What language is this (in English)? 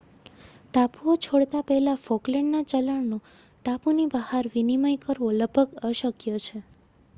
Gujarati